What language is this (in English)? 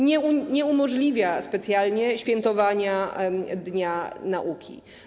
Polish